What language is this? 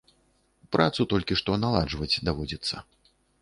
Belarusian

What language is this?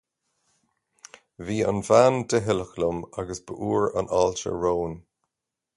Irish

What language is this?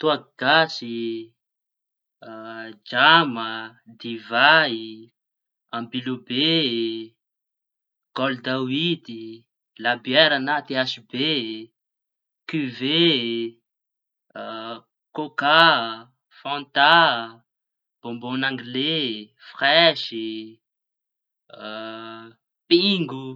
Tanosy Malagasy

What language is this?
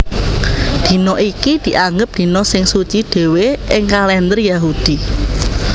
Javanese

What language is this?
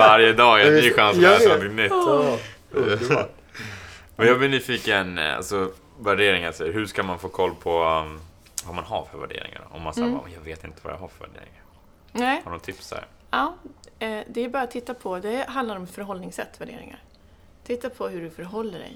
Swedish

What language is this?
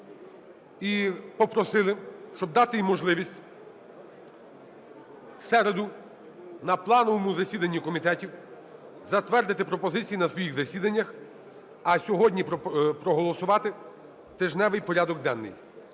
Ukrainian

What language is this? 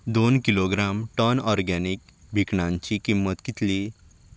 Konkani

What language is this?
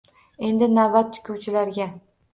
Uzbek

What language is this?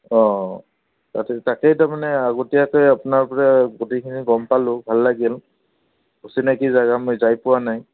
Assamese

